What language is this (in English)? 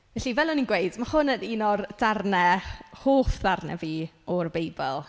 Welsh